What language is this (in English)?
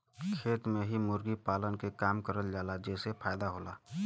Bhojpuri